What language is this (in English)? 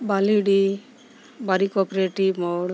Santali